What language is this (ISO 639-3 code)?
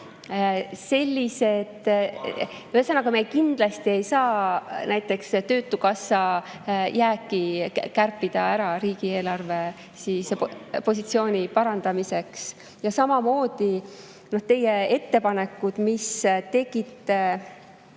est